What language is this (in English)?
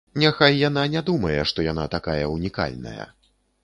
Belarusian